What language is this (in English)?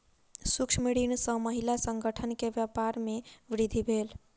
Maithili